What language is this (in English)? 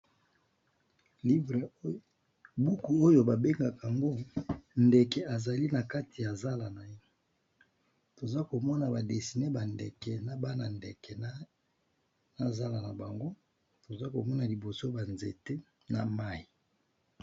Lingala